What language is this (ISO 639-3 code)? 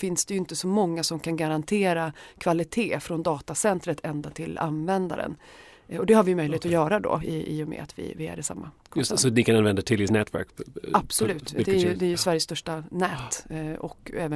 swe